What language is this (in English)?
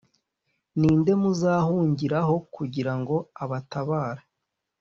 Kinyarwanda